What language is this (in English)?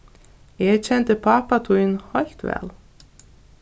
Faroese